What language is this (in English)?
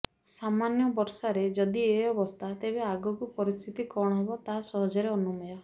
Odia